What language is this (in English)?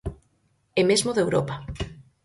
Galician